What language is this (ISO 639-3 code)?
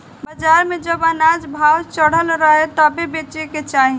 bho